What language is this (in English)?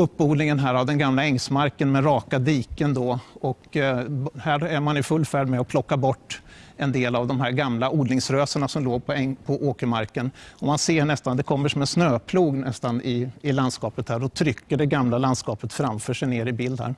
Swedish